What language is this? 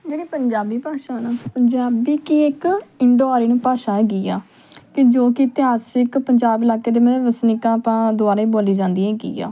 Punjabi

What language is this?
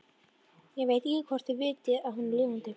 Icelandic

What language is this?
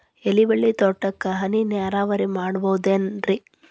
Kannada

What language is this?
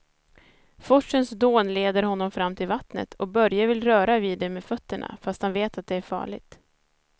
Swedish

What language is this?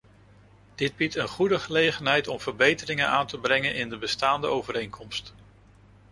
Dutch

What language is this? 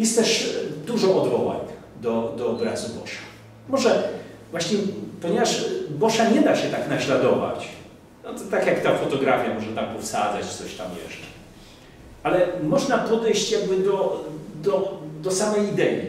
Polish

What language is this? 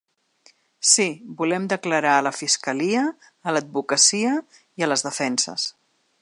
Catalan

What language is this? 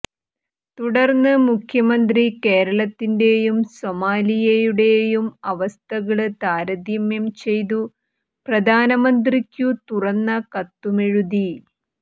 Malayalam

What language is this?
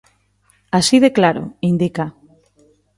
Galician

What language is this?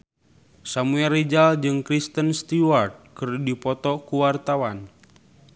Sundanese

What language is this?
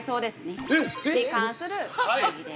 Japanese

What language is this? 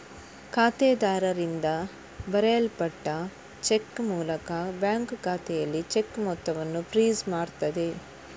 Kannada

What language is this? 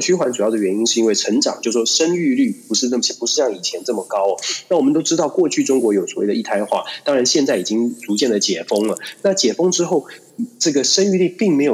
Chinese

